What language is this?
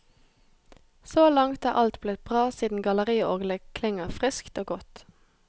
Norwegian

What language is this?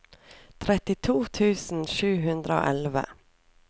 Norwegian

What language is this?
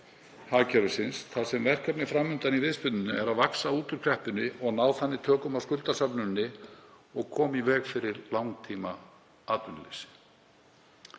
Icelandic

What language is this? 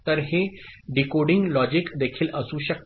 Marathi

